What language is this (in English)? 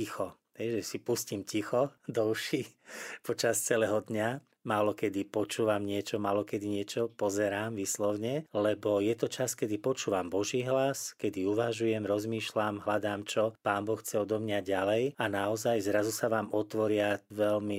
Slovak